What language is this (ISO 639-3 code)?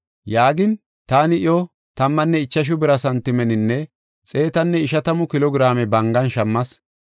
gof